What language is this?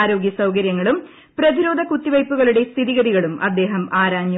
Malayalam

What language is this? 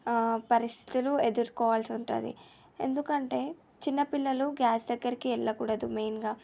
Telugu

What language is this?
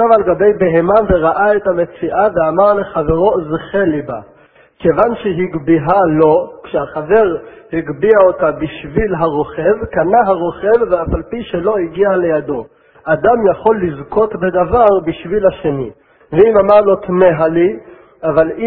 Hebrew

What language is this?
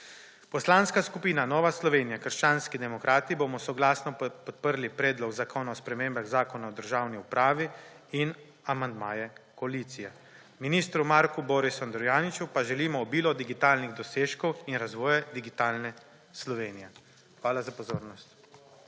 Slovenian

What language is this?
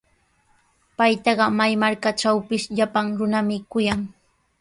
Sihuas Ancash Quechua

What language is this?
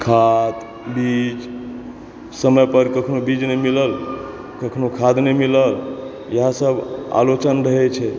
Maithili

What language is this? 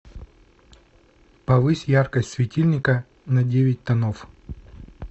Russian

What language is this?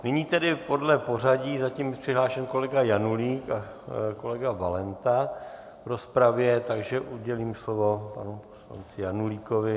Czech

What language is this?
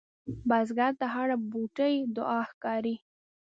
Pashto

